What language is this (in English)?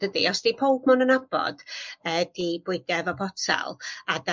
Welsh